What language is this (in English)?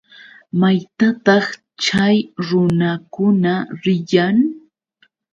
Yauyos Quechua